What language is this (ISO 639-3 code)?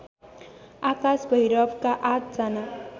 nep